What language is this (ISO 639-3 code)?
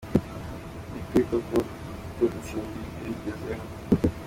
kin